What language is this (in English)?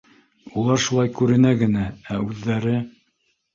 Bashkir